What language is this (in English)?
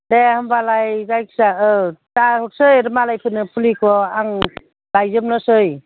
Bodo